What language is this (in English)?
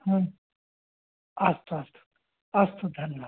Sanskrit